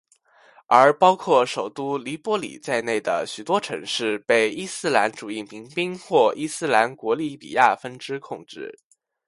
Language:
Chinese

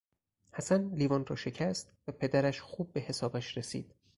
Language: Persian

